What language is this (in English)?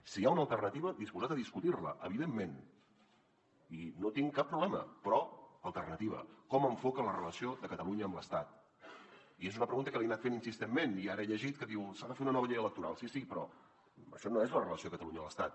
Catalan